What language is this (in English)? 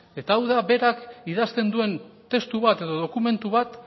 Basque